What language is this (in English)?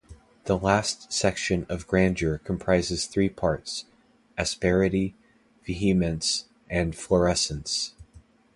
English